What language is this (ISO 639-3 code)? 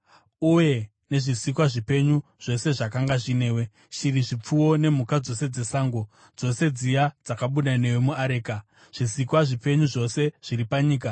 sna